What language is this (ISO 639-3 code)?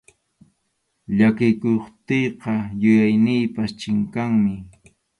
qxu